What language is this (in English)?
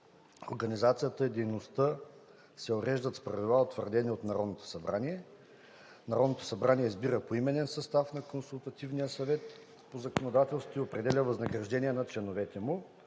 Bulgarian